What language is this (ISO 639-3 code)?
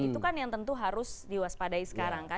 ind